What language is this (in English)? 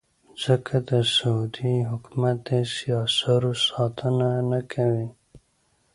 Pashto